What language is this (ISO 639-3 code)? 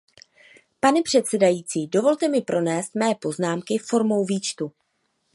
ces